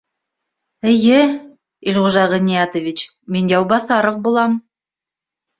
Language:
Bashkir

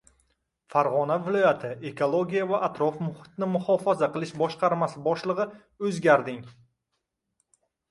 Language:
Uzbek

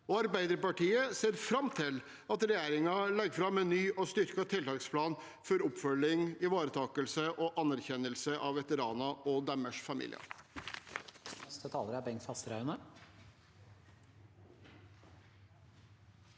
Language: Norwegian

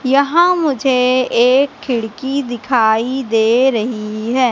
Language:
Hindi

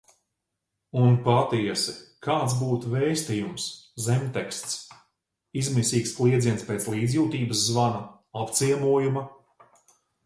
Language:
Latvian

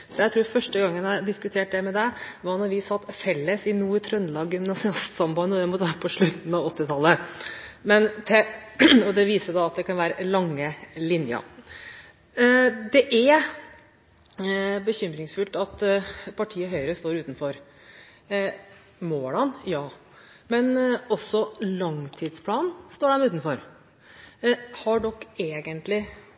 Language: Norwegian Bokmål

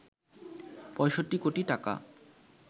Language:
Bangla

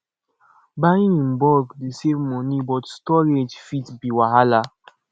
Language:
Nigerian Pidgin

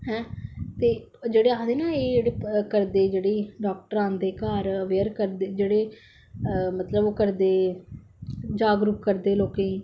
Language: Dogri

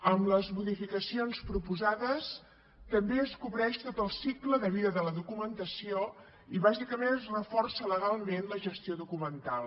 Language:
Catalan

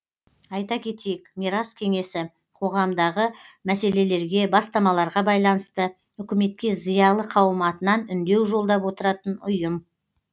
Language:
Kazakh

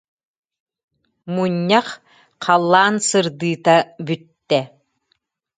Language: Yakut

